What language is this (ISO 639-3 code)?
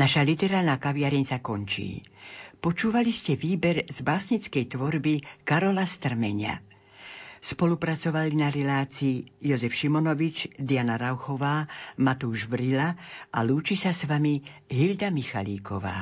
slk